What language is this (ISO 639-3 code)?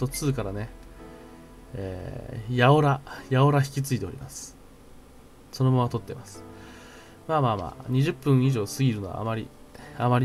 jpn